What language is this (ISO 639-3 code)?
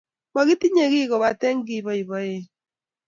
kln